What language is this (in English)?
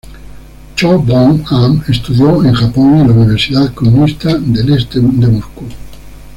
Spanish